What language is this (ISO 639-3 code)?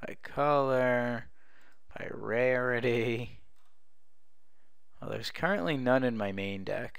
eng